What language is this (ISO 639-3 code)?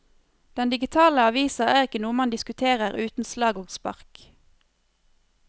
nor